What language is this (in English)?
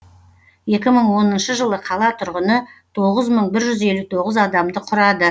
Kazakh